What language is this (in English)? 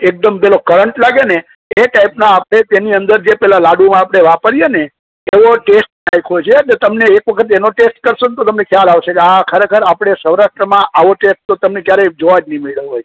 Gujarati